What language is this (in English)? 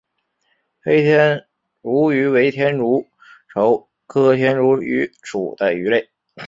Chinese